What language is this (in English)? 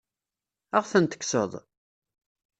Kabyle